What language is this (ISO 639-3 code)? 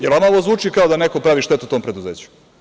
srp